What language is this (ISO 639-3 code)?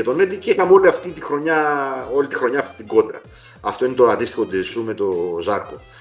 ell